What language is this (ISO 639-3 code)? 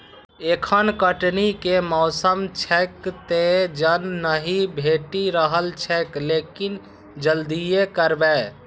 mai